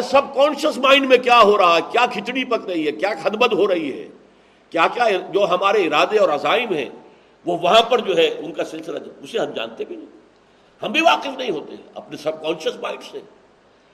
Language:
Urdu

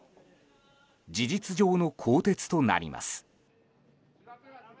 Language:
Japanese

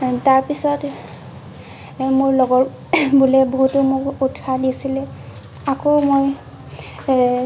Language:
Assamese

